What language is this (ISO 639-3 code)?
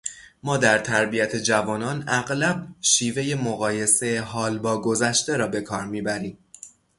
fas